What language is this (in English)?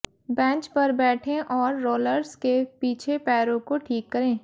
Hindi